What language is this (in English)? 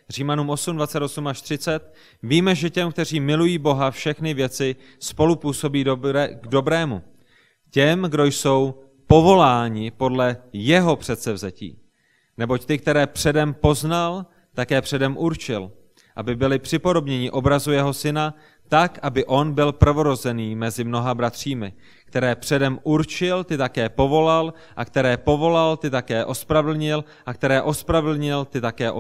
Czech